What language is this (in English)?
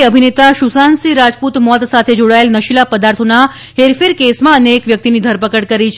Gujarati